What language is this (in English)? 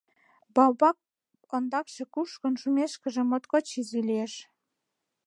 Mari